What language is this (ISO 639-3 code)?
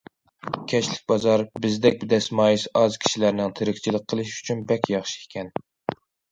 uig